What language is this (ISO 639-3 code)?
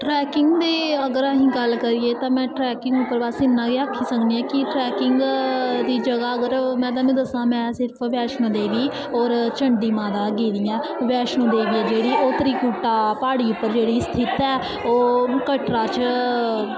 doi